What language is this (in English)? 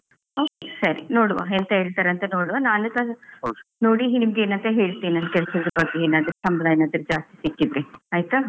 Kannada